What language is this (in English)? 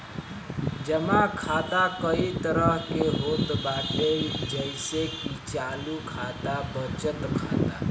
Bhojpuri